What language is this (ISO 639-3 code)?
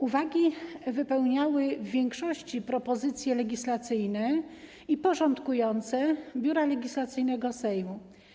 pol